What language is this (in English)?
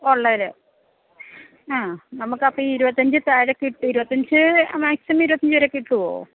Malayalam